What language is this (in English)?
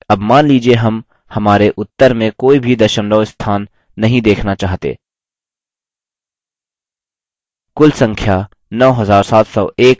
Hindi